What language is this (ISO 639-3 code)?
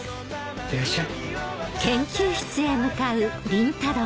jpn